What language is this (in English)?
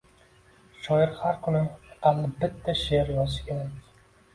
Uzbek